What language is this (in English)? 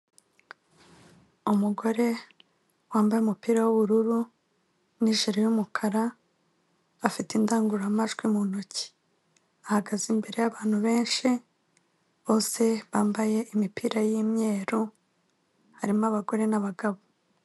Kinyarwanda